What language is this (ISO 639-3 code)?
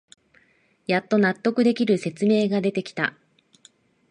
jpn